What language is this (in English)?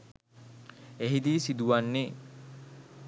Sinhala